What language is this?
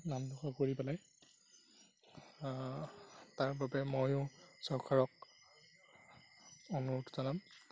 Assamese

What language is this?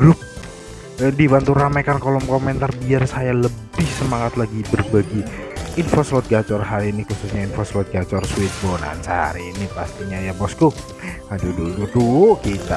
Indonesian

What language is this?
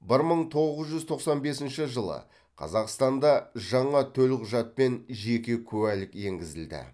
Kazakh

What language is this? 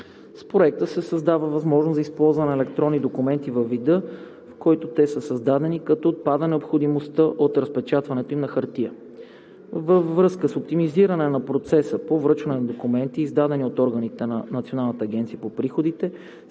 Bulgarian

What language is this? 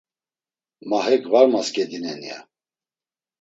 Laz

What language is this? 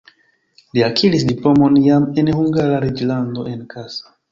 Esperanto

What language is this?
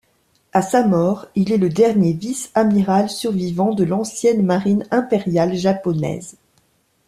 French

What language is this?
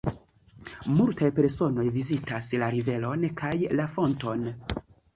Esperanto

